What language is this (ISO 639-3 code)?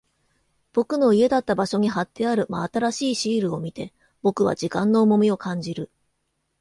jpn